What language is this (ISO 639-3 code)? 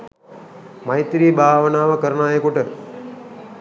sin